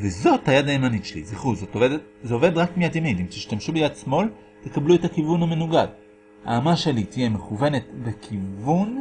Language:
Hebrew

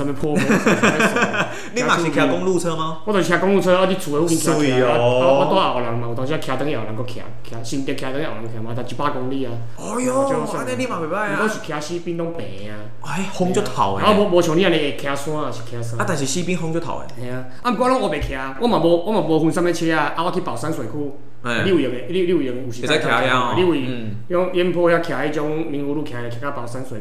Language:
Chinese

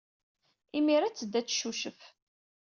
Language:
Kabyle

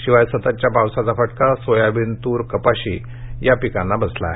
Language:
Marathi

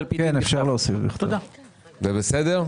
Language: Hebrew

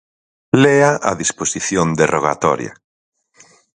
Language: Galician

